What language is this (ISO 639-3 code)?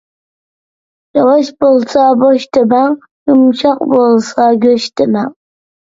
uig